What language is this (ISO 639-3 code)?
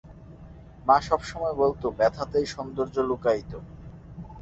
ben